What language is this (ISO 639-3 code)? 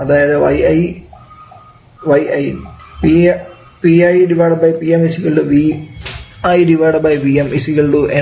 mal